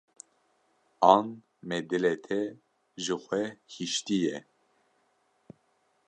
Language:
Kurdish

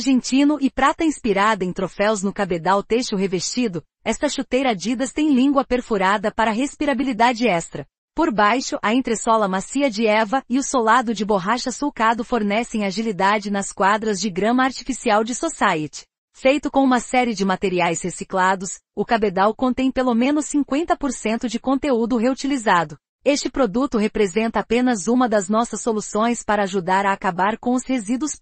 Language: Portuguese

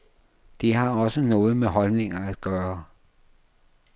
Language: Danish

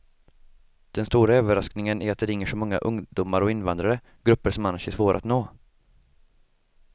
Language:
Swedish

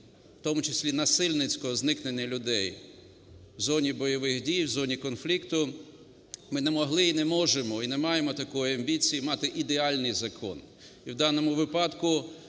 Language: Ukrainian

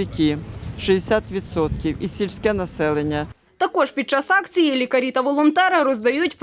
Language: Ukrainian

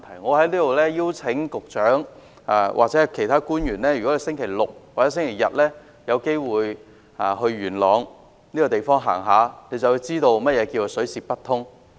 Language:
Cantonese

